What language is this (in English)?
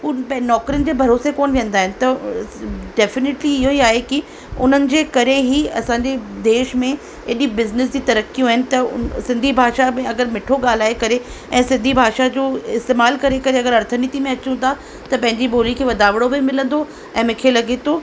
Sindhi